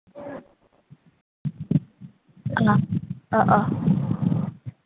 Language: Assamese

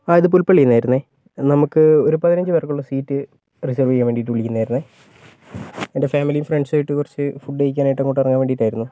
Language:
Malayalam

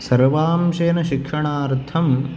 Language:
Sanskrit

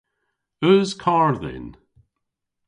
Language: Cornish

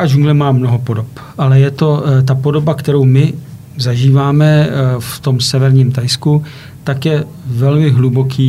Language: Czech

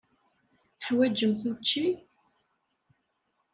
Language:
Kabyle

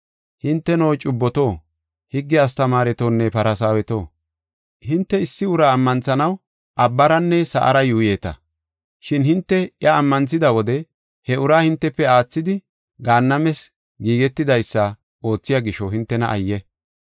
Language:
Gofa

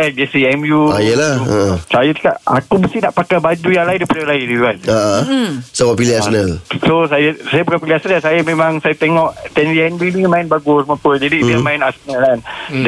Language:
Malay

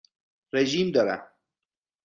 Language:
Persian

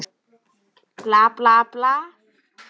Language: Icelandic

